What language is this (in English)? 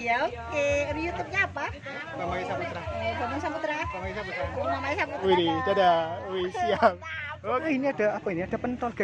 Indonesian